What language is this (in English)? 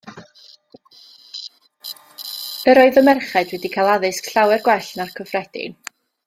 Welsh